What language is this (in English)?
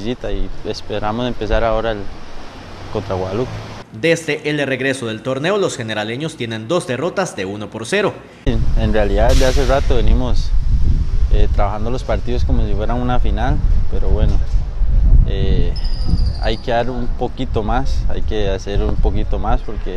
Spanish